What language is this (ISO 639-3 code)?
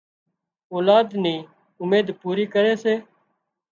kxp